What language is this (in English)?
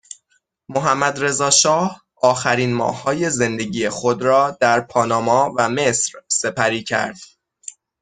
Persian